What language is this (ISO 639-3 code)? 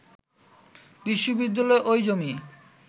ben